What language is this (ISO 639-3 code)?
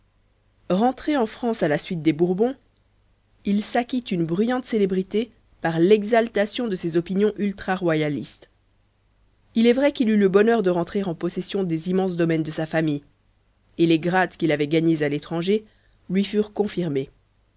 fra